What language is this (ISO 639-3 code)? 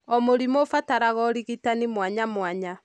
kik